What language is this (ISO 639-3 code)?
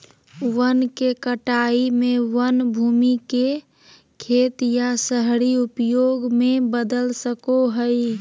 mag